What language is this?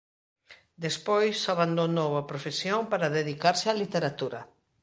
Galician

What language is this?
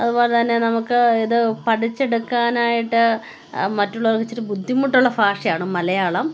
Malayalam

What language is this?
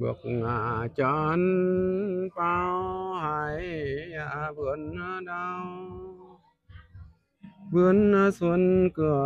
Vietnamese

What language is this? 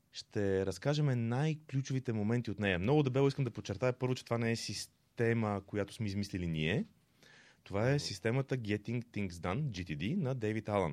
Bulgarian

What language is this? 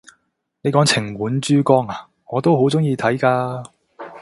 Cantonese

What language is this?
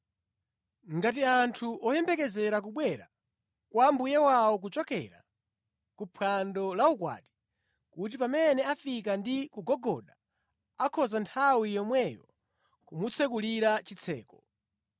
Nyanja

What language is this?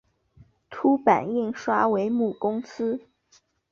Chinese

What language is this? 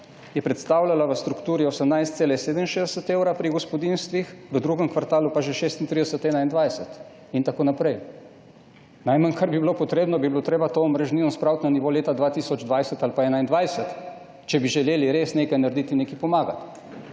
Slovenian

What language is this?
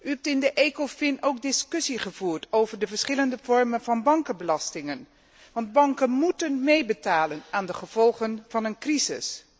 Dutch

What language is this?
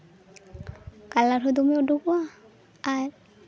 Santali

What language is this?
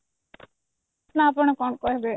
Odia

